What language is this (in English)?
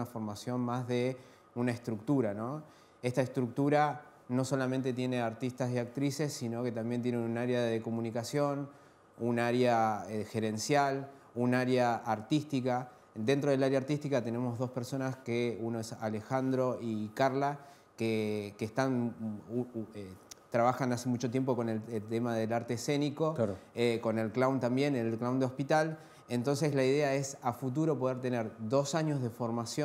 Spanish